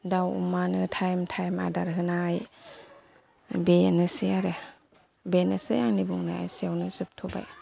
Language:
Bodo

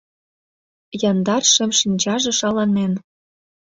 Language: Mari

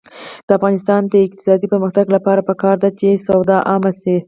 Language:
Pashto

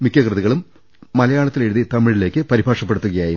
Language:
Malayalam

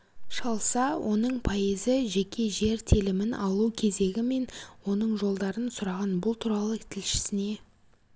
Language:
Kazakh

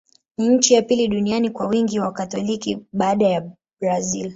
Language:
Swahili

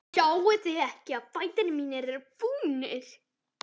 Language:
Icelandic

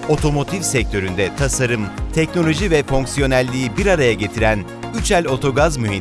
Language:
Turkish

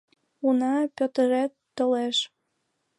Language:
Mari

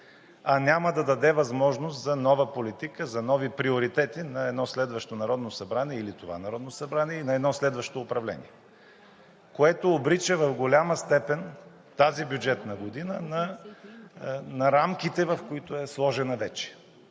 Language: Bulgarian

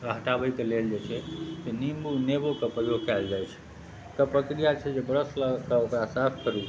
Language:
Maithili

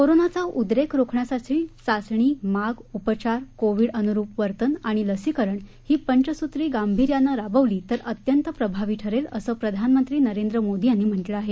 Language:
Marathi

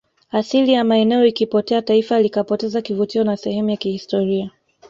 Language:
Swahili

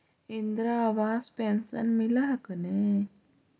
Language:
Magahi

